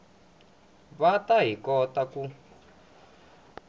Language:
Tsonga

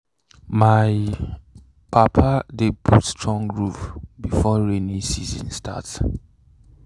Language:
Nigerian Pidgin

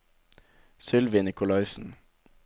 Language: Norwegian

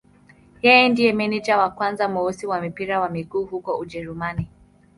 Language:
Swahili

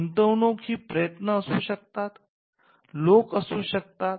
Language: Marathi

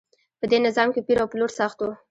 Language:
Pashto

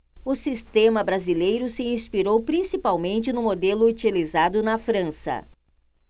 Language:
Portuguese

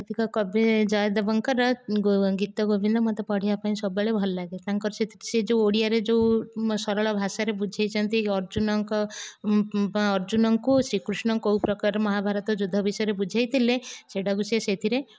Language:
Odia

